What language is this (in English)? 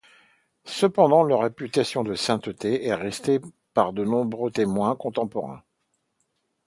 French